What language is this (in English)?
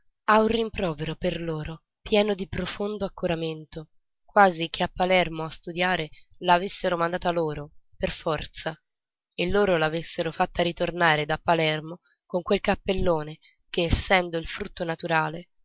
Italian